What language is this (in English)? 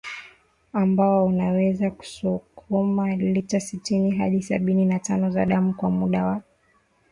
Swahili